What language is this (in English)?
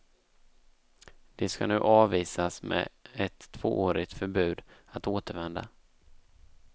Swedish